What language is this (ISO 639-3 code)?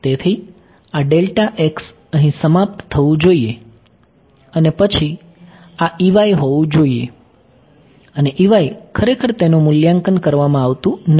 guj